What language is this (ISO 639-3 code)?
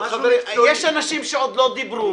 heb